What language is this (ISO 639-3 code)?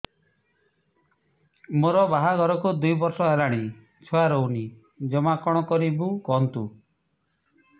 ori